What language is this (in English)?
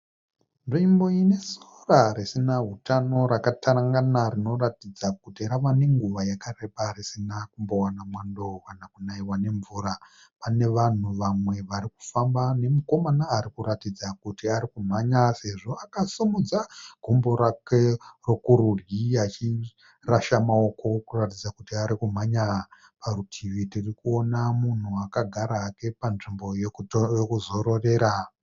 Shona